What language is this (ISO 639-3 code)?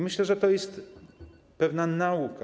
pol